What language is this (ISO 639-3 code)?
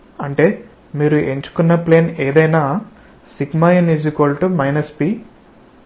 tel